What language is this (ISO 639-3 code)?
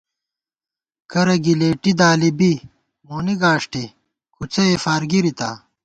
gwt